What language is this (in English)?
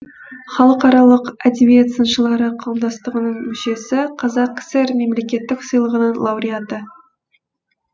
Kazakh